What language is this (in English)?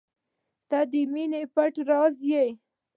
Pashto